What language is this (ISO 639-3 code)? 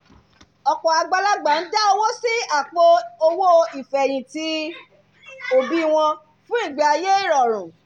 yor